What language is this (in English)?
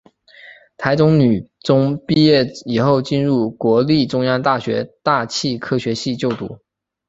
Chinese